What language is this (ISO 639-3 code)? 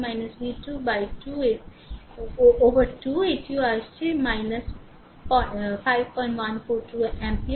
ben